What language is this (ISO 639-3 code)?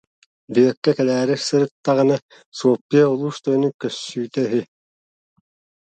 sah